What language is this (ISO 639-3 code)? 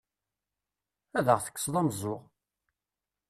kab